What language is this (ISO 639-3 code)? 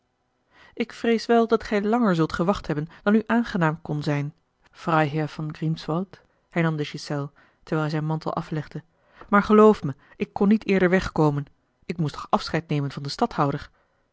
nld